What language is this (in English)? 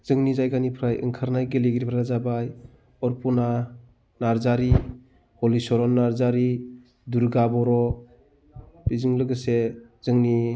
Bodo